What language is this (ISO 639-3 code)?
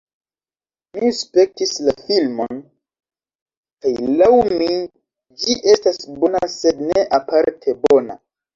epo